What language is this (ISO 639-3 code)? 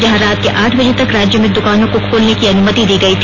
hin